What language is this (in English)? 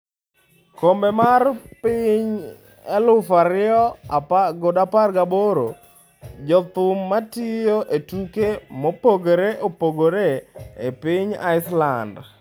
Luo (Kenya and Tanzania)